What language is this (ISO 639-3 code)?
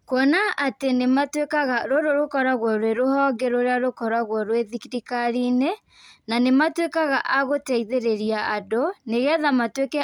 kik